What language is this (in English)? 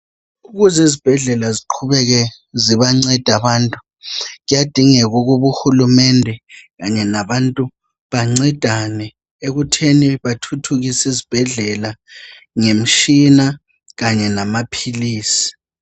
North Ndebele